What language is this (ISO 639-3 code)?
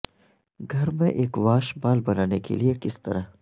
urd